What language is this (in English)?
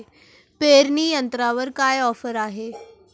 Marathi